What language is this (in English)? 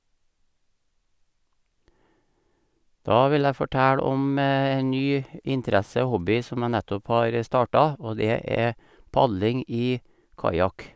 Norwegian